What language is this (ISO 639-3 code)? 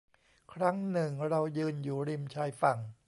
tha